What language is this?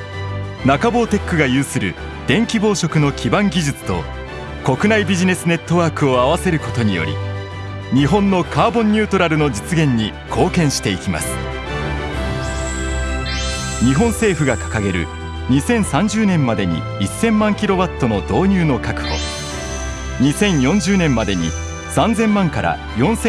Japanese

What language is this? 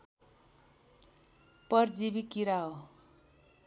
Nepali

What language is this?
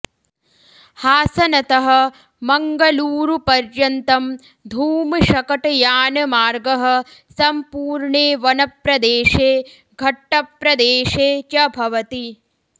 Sanskrit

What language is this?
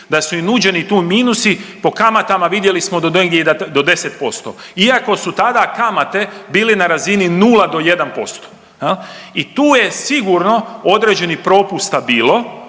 Croatian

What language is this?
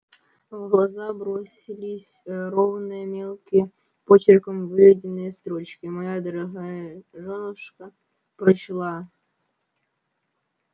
Russian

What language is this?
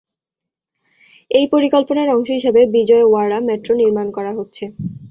Bangla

